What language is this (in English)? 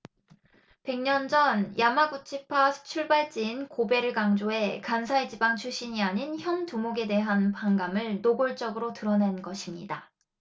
Korean